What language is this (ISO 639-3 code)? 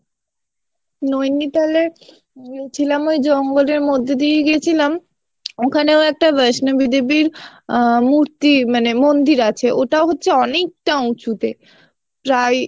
ben